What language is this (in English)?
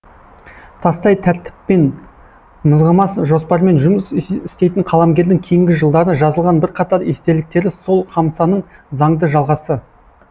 Kazakh